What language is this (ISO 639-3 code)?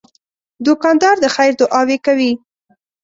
pus